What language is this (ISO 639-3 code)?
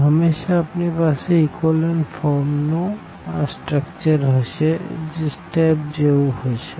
guj